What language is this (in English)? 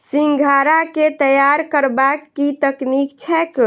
Maithili